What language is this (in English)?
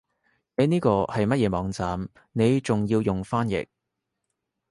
Cantonese